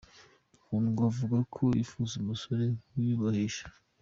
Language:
Kinyarwanda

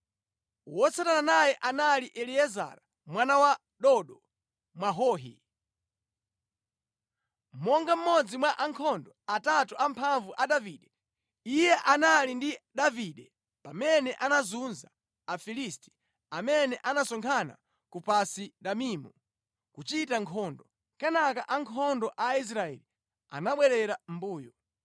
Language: Nyanja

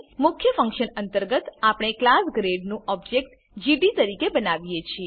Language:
Gujarati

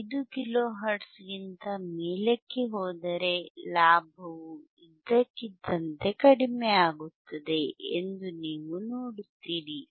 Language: Kannada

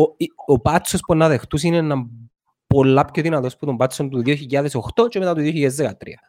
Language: Greek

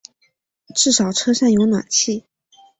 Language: Chinese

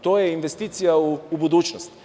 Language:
Serbian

